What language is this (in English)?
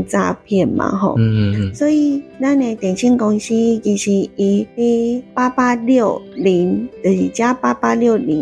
Chinese